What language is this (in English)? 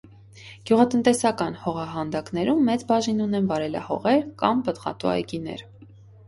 Armenian